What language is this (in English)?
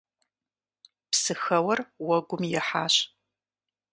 Kabardian